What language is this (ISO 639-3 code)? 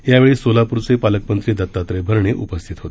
mar